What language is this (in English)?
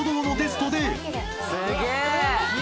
Japanese